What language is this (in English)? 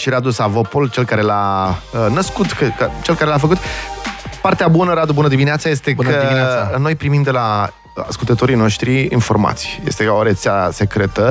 Romanian